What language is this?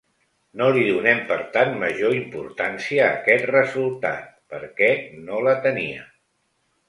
Catalan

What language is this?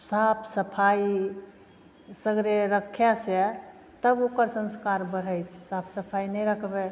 Maithili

